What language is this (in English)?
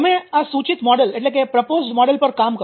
Gujarati